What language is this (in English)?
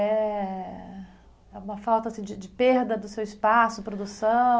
Portuguese